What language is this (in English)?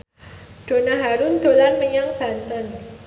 Javanese